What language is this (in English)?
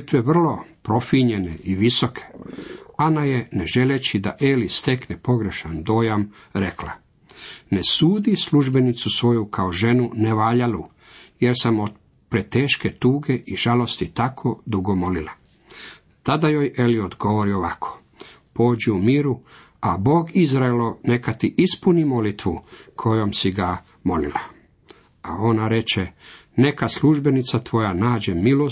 Croatian